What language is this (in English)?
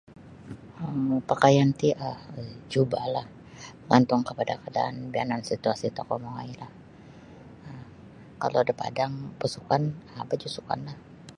Sabah Bisaya